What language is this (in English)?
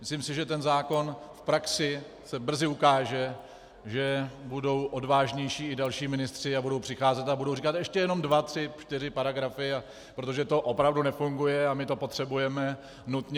Czech